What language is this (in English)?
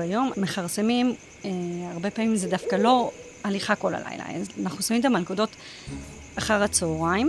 Hebrew